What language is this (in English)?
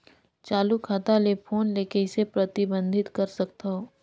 Chhattisgarhi